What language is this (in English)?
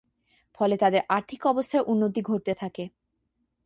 Bangla